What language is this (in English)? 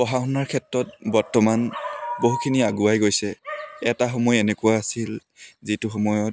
Assamese